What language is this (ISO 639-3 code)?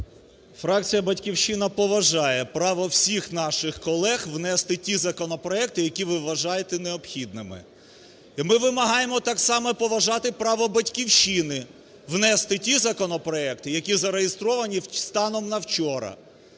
ukr